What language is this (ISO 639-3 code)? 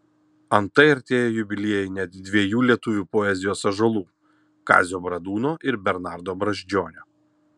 lit